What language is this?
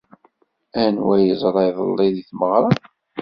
Kabyle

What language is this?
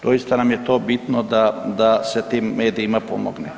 Croatian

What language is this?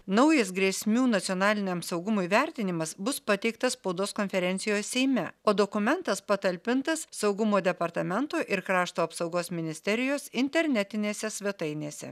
Lithuanian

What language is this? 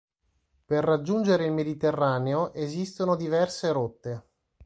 Italian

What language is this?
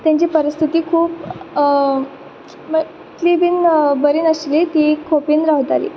Konkani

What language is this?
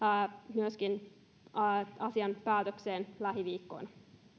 Finnish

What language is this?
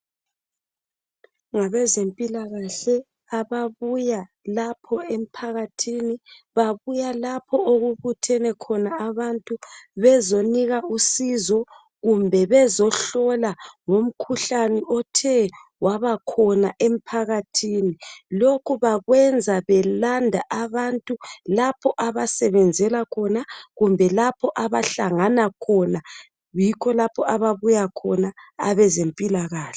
North Ndebele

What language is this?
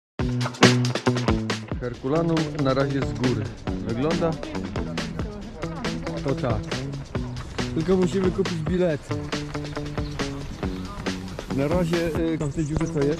Polish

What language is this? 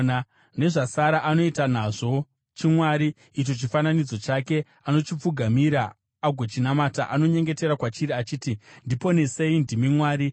Shona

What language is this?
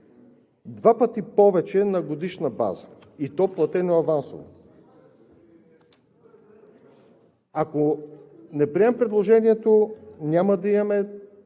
Bulgarian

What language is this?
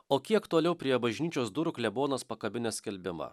Lithuanian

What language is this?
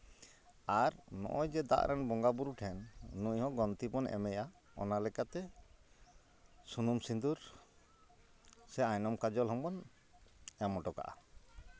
Santali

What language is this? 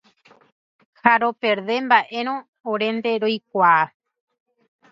Guarani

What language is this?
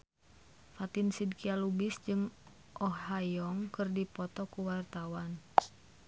Sundanese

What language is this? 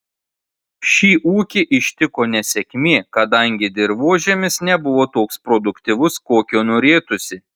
Lithuanian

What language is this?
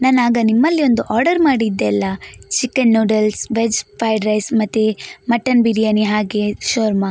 Kannada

